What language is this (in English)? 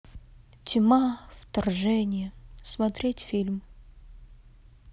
Russian